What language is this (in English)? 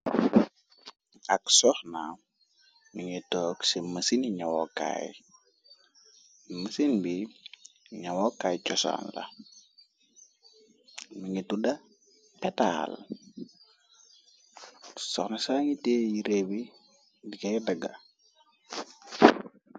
Wolof